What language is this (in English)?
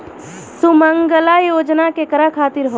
Bhojpuri